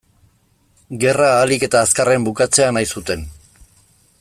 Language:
Basque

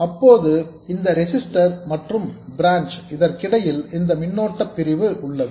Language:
Tamil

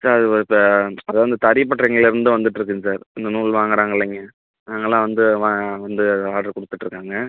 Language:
Tamil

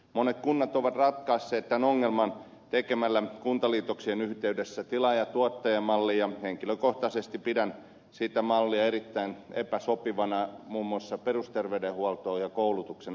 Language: Finnish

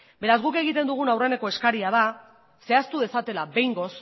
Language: Basque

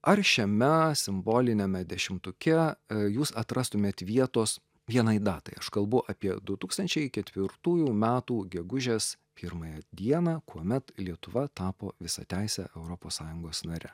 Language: Lithuanian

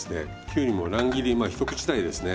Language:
Japanese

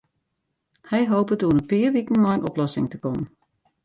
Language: Western Frisian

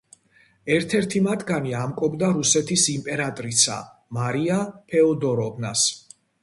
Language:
Georgian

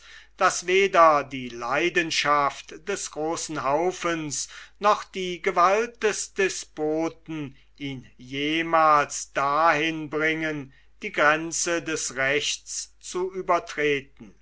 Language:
German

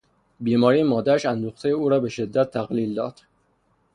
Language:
Persian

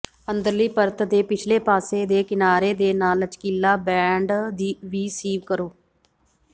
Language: Punjabi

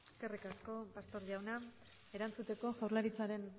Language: Basque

